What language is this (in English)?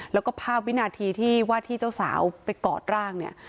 Thai